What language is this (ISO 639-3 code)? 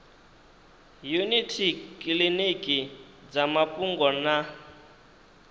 ven